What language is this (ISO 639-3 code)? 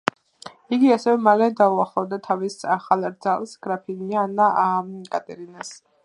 kat